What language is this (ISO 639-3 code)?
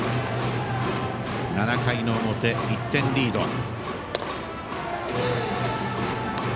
jpn